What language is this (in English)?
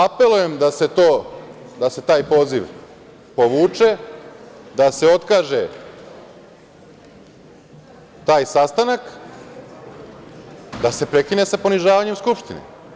Serbian